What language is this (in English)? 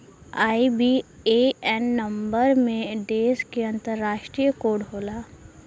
Bhojpuri